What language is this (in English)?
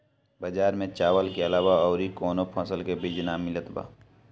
Bhojpuri